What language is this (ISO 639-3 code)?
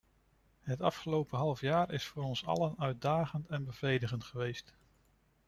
nld